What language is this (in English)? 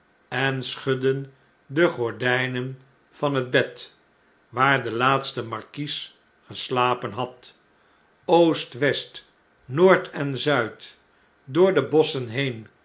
Dutch